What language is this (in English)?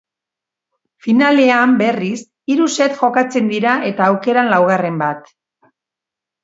Basque